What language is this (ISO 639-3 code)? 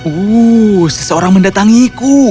ind